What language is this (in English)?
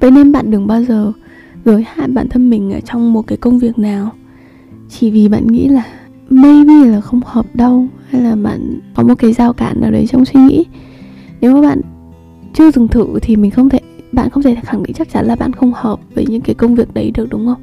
Vietnamese